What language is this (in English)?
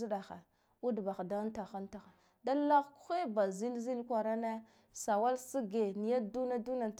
Guduf-Gava